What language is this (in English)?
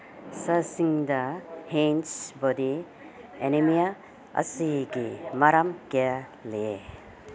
Manipuri